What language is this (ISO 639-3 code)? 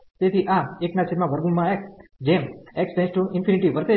guj